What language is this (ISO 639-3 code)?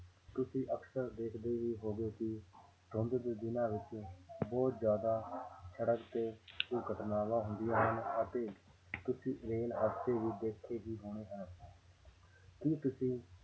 pan